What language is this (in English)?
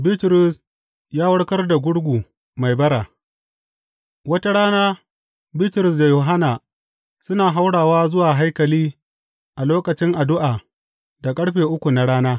Hausa